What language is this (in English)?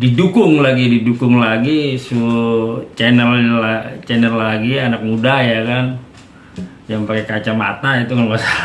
Indonesian